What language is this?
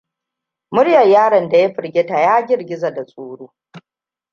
Hausa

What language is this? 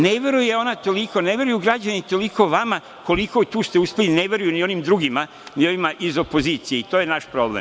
Serbian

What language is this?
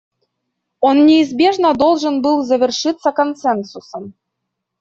Russian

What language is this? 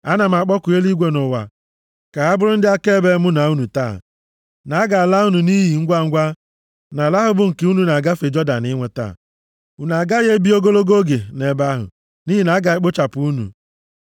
Igbo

